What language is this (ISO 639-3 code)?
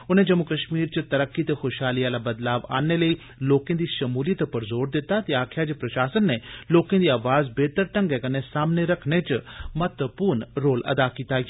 doi